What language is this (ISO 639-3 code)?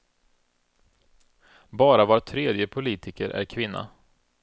swe